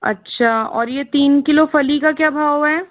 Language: Hindi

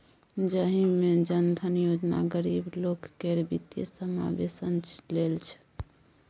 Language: Maithili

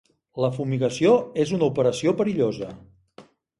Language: Catalan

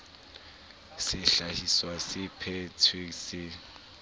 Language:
Southern Sotho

